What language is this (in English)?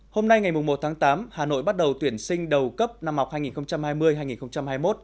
Vietnamese